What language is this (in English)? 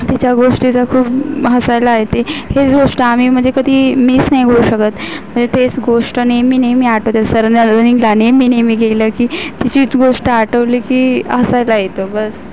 Marathi